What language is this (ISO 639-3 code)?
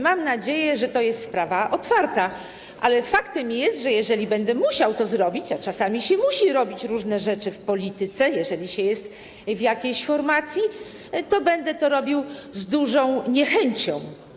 pol